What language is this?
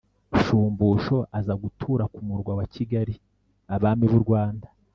Kinyarwanda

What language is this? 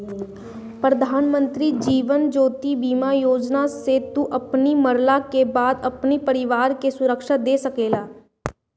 Bhojpuri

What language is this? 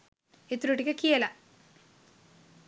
Sinhala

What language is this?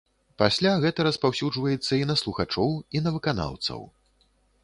Belarusian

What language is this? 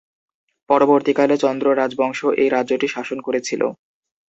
Bangla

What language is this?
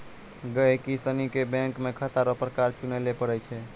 Maithili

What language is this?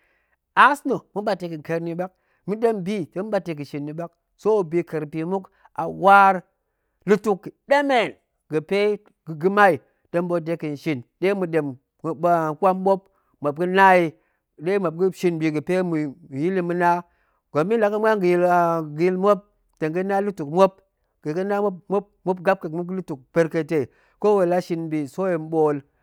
Goemai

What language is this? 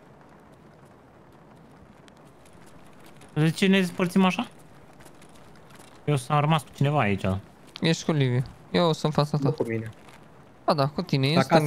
Romanian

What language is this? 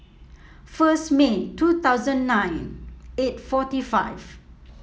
English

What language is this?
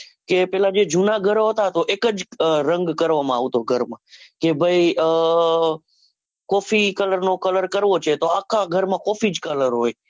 Gujarati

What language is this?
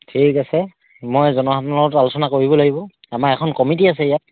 Assamese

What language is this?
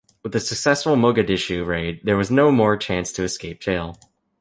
English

